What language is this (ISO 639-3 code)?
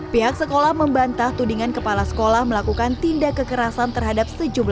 ind